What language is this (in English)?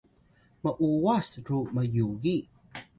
Atayal